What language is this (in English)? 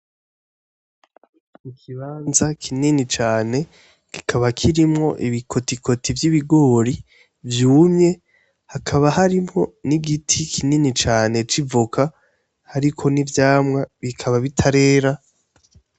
Rundi